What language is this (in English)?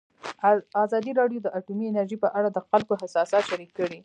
Pashto